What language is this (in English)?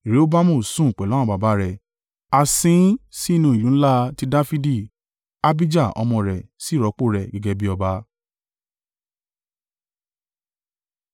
Yoruba